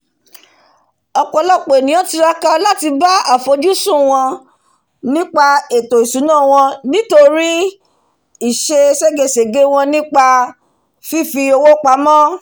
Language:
Yoruba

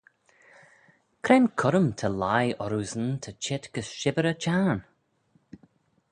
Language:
Manx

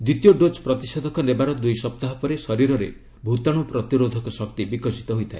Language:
Odia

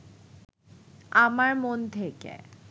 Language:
Bangla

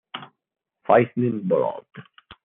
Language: Italian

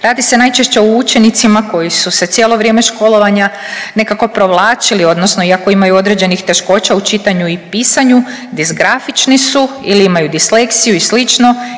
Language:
Croatian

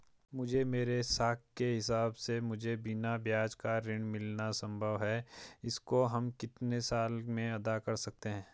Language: Hindi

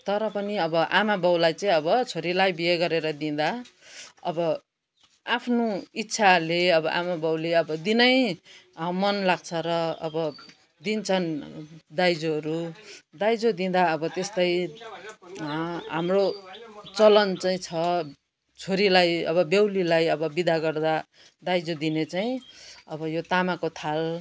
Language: Nepali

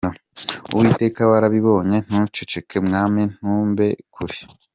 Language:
Kinyarwanda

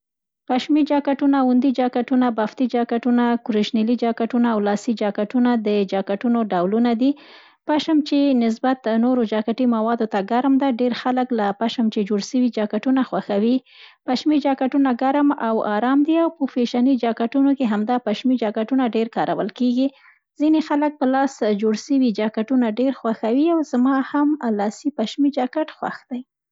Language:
Central Pashto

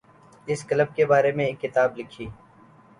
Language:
Urdu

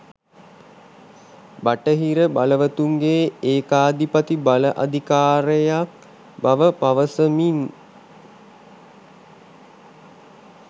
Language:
Sinhala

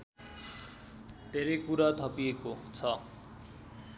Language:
Nepali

